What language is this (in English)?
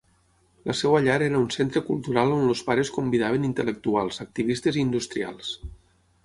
Catalan